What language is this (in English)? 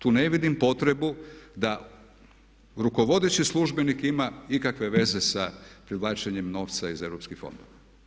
Croatian